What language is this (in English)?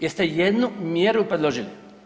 Croatian